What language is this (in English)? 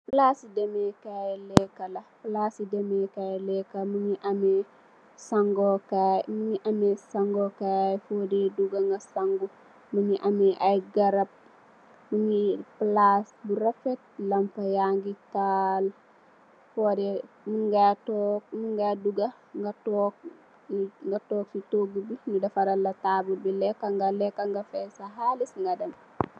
Wolof